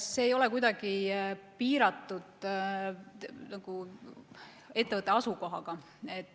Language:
Estonian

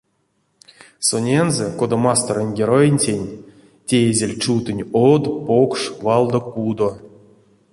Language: Erzya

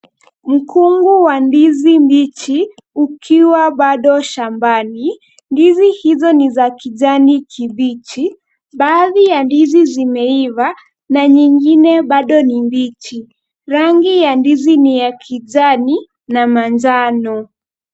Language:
Swahili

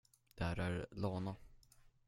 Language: Swedish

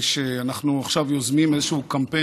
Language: Hebrew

